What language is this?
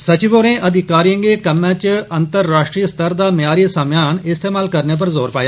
Dogri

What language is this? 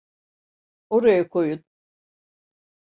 Turkish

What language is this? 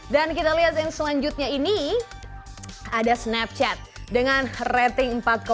Indonesian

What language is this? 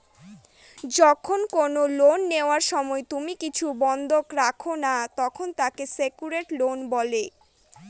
Bangla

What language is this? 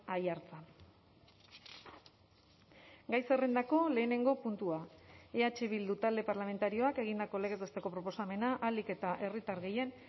Basque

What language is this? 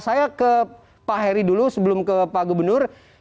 Indonesian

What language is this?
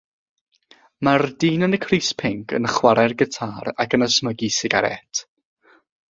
Welsh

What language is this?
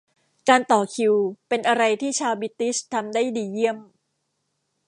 Thai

